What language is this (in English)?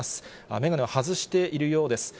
Japanese